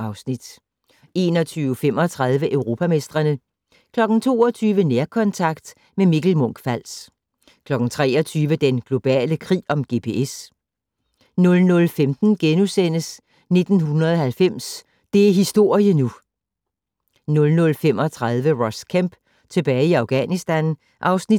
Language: Danish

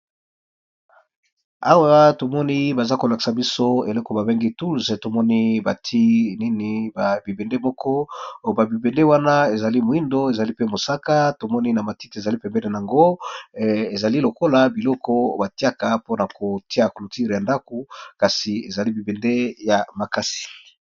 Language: Lingala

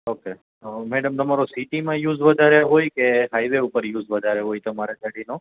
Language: Gujarati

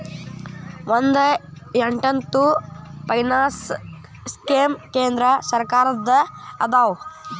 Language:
Kannada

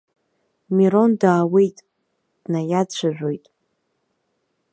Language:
Abkhazian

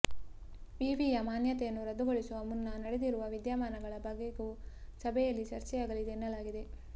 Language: Kannada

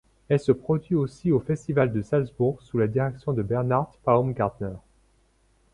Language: French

